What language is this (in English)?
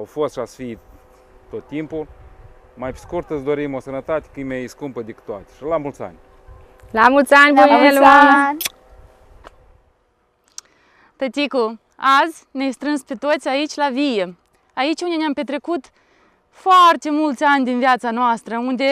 Romanian